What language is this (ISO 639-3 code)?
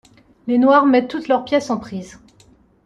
fra